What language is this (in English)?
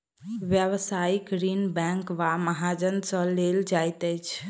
Maithili